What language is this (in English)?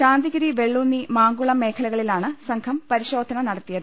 Malayalam